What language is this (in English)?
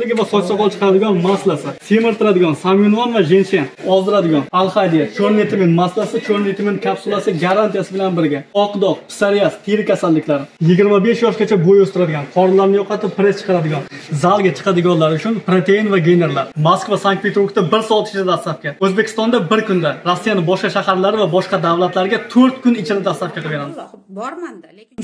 Romanian